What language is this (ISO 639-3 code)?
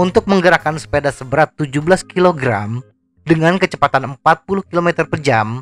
ind